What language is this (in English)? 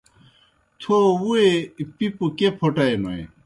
Kohistani Shina